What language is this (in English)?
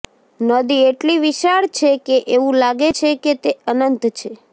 Gujarati